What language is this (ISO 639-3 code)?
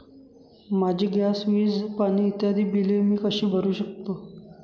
mar